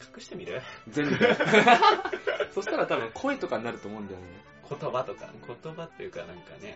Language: Japanese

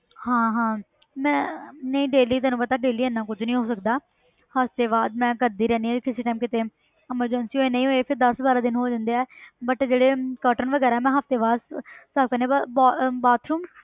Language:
Punjabi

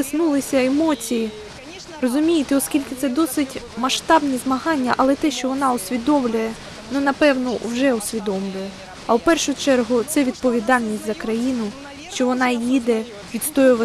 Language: Ukrainian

